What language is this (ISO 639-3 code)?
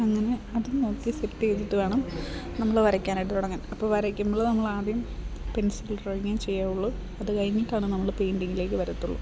mal